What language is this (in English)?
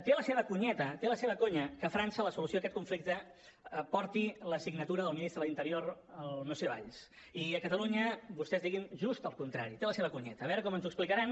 Catalan